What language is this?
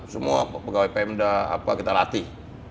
Indonesian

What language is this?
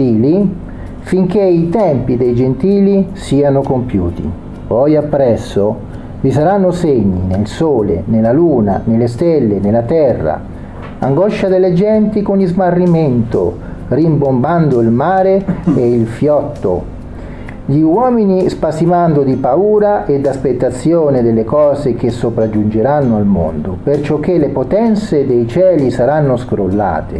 Italian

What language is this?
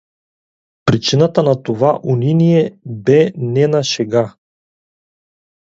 Bulgarian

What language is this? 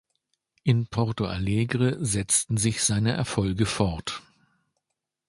German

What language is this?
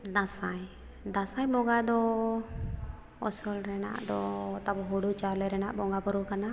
Santali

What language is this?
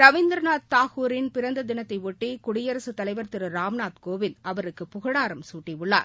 Tamil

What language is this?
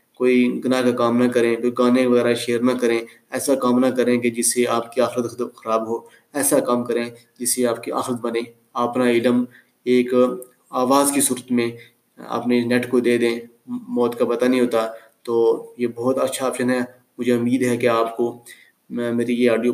Urdu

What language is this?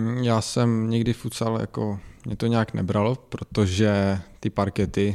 Czech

